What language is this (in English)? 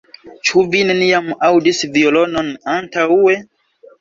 Esperanto